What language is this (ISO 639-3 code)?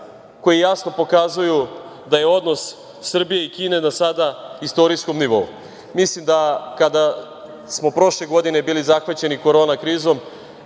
srp